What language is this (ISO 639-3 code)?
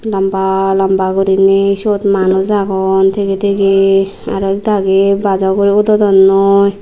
ccp